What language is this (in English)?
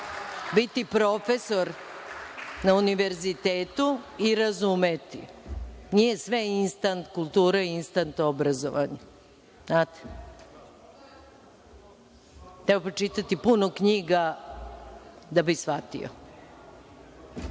Serbian